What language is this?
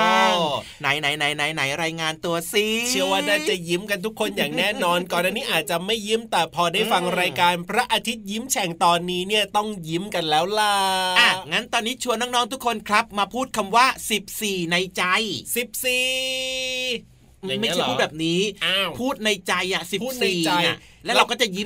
Thai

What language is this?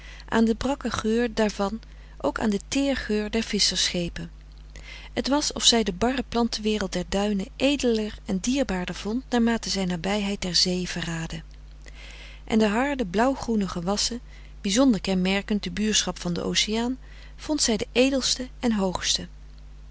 Dutch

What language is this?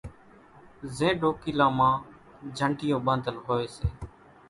Kachi Koli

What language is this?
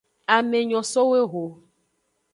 Aja (Benin)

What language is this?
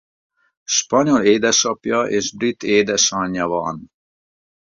Hungarian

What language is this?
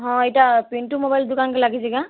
Odia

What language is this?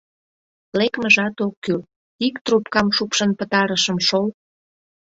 Mari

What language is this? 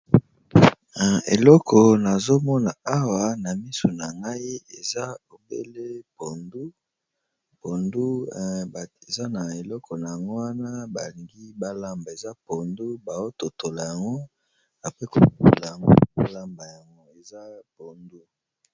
Lingala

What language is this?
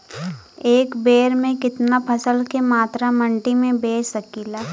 Bhojpuri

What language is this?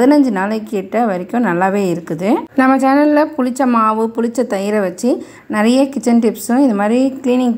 Korean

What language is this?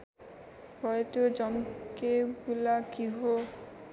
Nepali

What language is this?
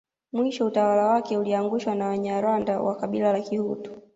Swahili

